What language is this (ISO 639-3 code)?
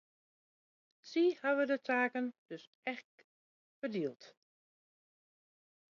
fry